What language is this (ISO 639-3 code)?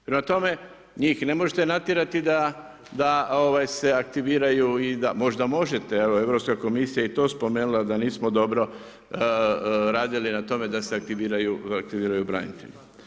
hrv